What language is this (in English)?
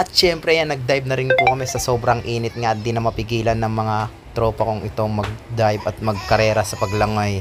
Filipino